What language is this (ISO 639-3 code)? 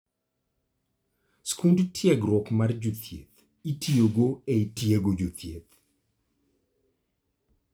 luo